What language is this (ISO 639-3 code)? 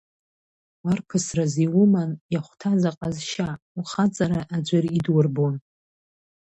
abk